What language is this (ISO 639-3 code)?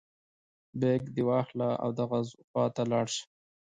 pus